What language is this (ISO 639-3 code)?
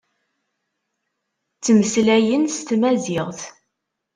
kab